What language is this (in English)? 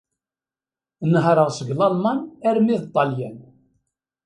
Kabyle